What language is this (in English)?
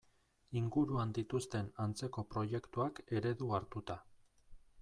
Basque